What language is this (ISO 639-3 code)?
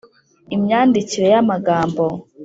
kin